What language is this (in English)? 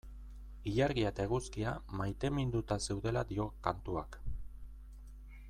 Basque